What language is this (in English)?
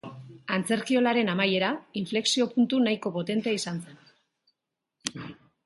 Basque